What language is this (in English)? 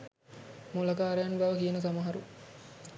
Sinhala